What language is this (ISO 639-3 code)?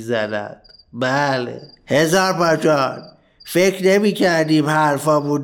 fas